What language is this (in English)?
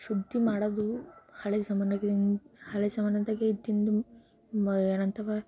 Kannada